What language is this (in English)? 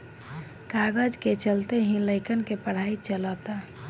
Bhojpuri